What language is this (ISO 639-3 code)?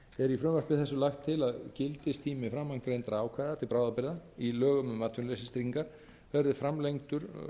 isl